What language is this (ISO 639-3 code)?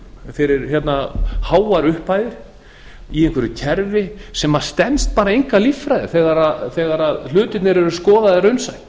isl